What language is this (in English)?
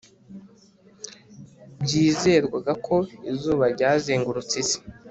Kinyarwanda